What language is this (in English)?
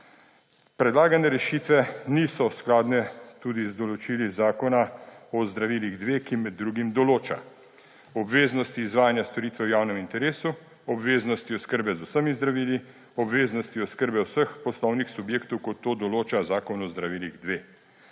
Slovenian